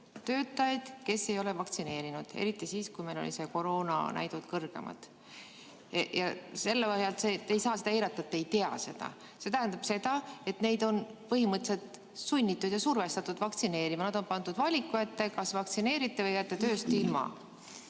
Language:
Estonian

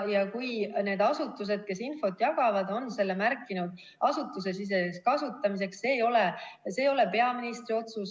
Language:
Estonian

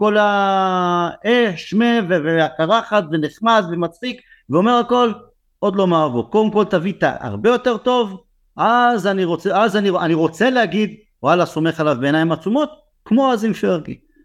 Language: Hebrew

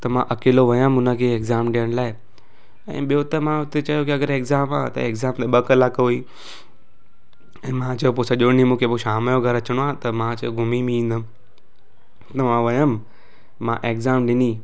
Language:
Sindhi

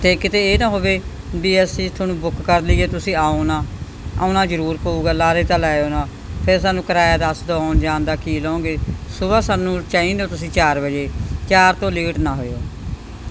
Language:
Punjabi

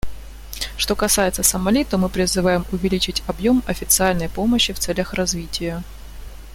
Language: Russian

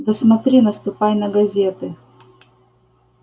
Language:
Russian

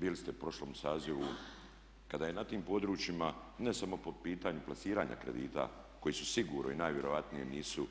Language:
Croatian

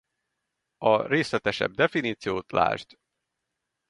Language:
Hungarian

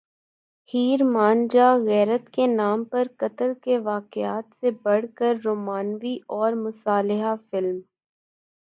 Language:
Urdu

